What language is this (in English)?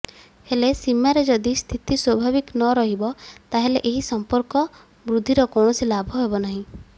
Odia